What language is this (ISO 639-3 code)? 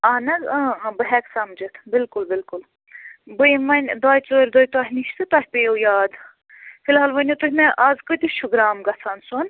kas